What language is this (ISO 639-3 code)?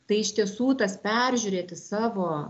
lit